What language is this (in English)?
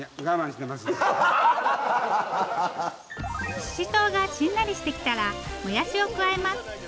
Japanese